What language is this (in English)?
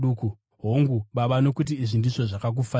Shona